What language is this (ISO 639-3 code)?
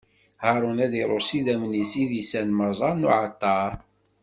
kab